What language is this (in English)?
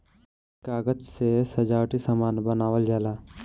Bhojpuri